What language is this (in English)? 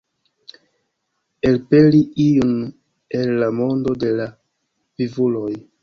Esperanto